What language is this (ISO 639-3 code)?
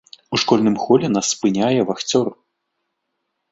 bel